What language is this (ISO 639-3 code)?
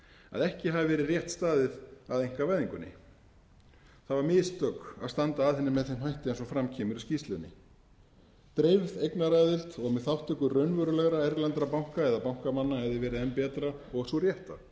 isl